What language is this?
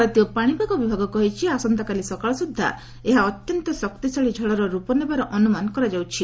Odia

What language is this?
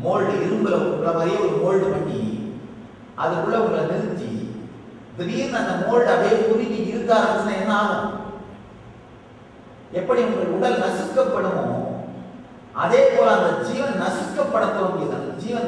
Indonesian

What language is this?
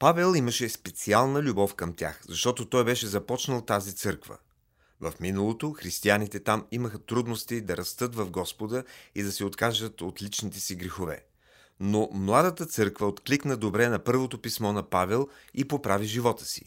Bulgarian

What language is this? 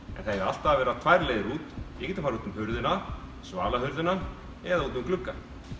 Icelandic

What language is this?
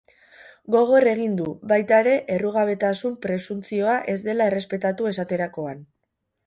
Basque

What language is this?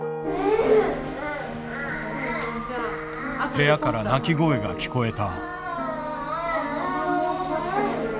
Japanese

